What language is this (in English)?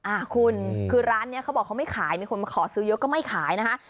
Thai